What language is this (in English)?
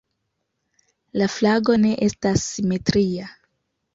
Esperanto